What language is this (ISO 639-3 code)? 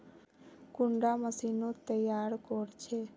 mag